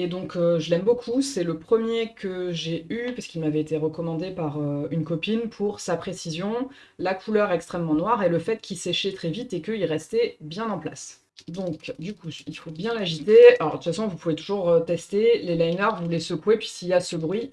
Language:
French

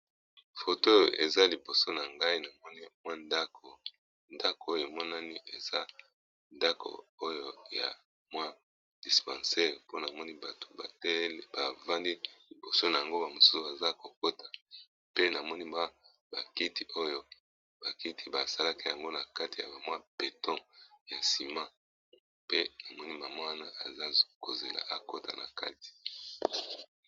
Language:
Lingala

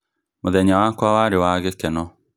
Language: Kikuyu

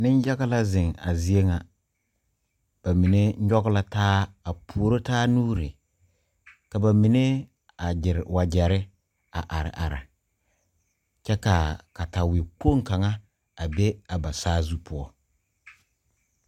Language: Southern Dagaare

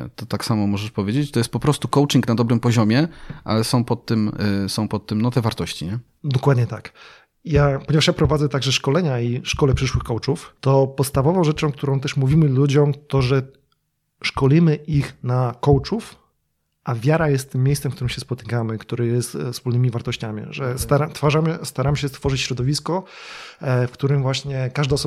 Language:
Polish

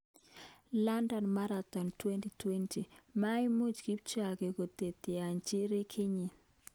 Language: Kalenjin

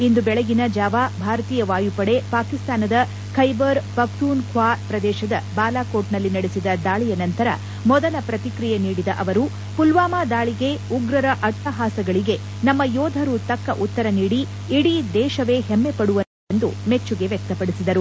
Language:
Kannada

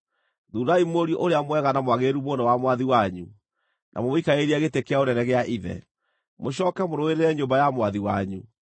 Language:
Kikuyu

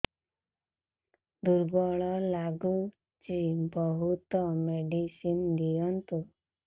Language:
Odia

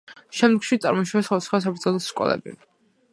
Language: Georgian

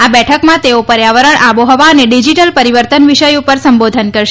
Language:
Gujarati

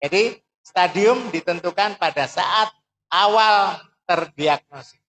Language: Indonesian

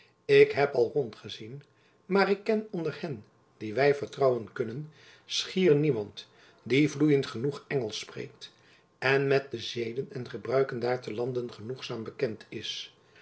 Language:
Dutch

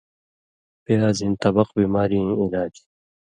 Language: Indus Kohistani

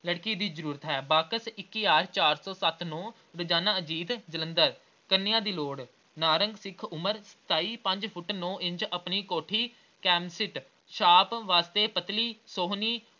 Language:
Punjabi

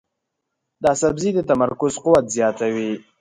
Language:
Pashto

